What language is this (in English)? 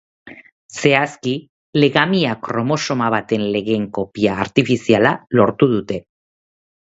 Basque